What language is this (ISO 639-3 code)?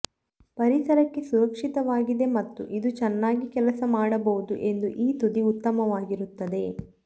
kan